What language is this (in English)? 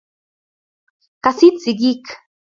Kalenjin